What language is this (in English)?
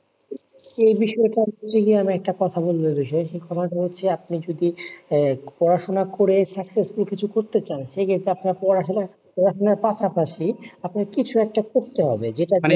Bangla